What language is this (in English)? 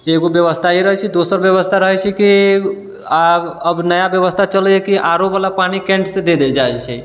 Maithili